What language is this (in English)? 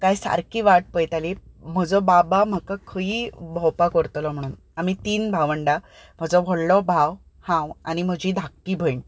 Konkani